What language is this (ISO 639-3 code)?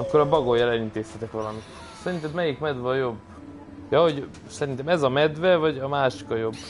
hun